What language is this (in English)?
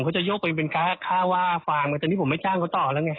Thai